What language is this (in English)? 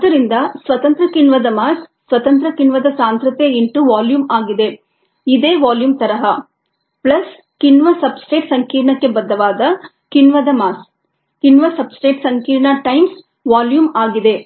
Kannada